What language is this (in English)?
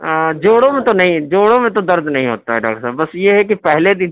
Urdu